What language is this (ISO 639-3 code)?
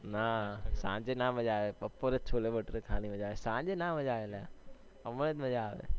guj